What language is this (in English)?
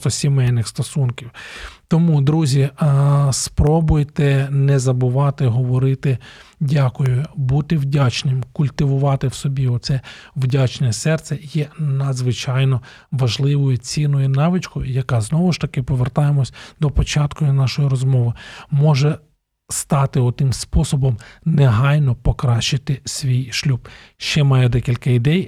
Ukrainian